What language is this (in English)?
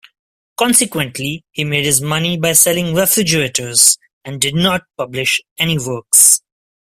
English